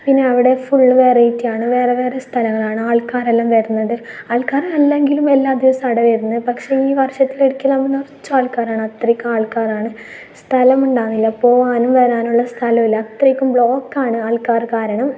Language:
Malayalam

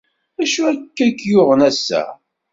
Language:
Kabyle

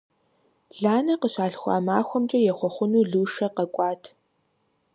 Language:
Kabardian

